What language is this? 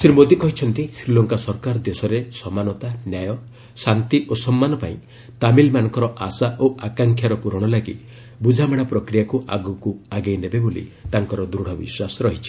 Odia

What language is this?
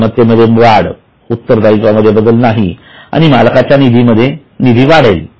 Marathi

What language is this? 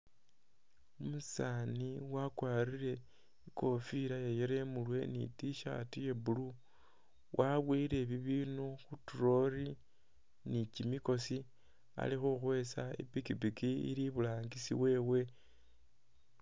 Masaaba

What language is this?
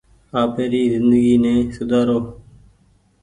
Goaria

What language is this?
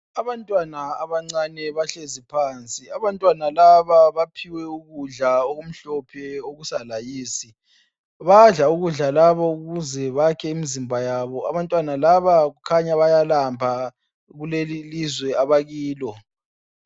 North Ndebele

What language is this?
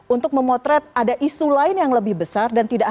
Indonesian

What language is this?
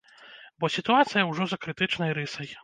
Belarusian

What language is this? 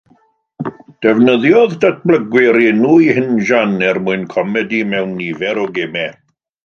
Welsh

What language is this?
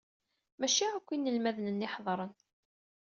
Kabyle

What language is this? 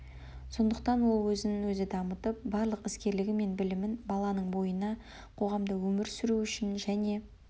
Kazakh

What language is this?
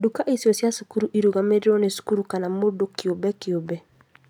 Kikuyu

